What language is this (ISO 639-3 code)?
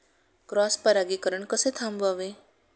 mar